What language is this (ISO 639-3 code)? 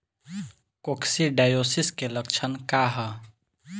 bho